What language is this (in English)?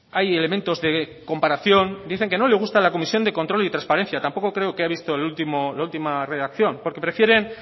Spanish